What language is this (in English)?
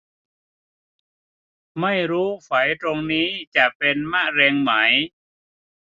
Thai